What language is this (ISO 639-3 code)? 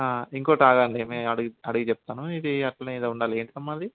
tel